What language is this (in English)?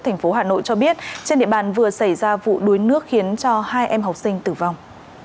Vietnamese